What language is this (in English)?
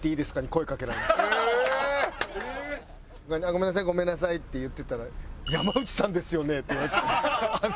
Japanese